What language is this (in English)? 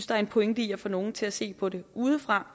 Danish